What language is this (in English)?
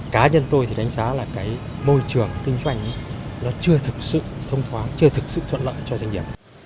Vietnamese